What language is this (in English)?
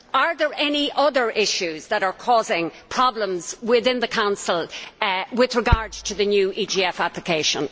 English